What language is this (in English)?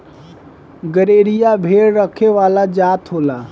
Bhojpuri